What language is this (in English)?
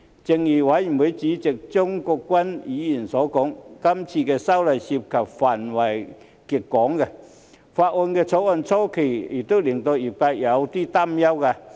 Cantonese